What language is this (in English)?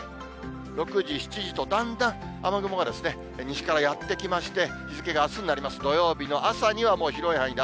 Japanese